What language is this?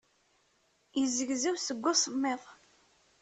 Kabyle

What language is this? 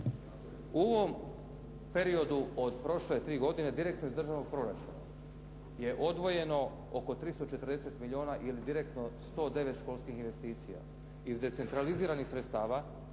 Croatian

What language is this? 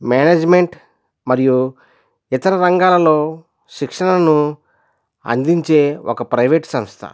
Telugu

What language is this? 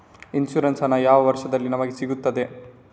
Kannada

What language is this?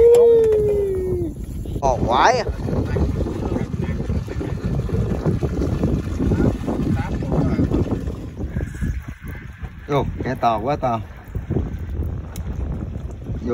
Vietnamese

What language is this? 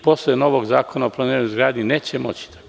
Serbian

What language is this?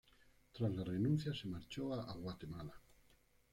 Spanish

